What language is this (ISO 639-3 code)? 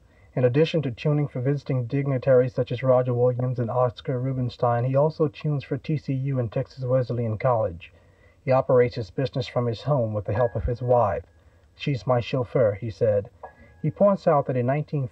eng